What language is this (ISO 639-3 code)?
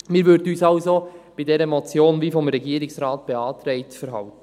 gsw